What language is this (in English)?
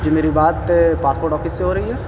Urdu